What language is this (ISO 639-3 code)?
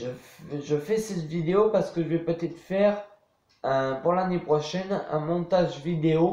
fra